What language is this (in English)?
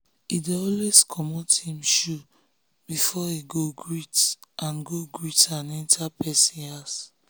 Nigerian Pidgin